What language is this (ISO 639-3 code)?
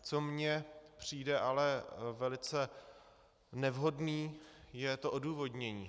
ces